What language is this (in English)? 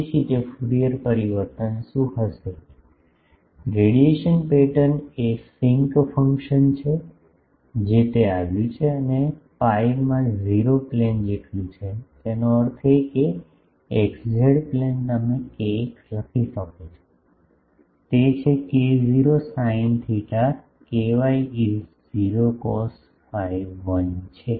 Gujarati